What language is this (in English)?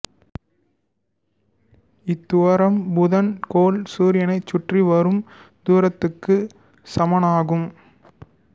Tamil